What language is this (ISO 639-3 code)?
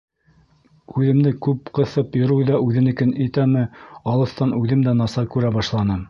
bak